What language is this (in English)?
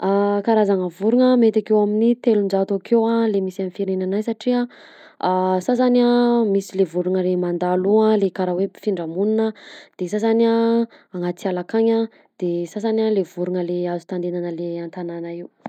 Southern Betsimisaraka Malagasy